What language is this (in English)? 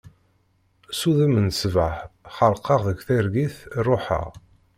Kabyle